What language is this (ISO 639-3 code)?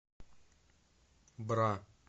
rus